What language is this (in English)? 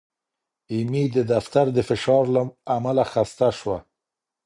Pashto